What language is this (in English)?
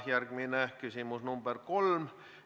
Estonian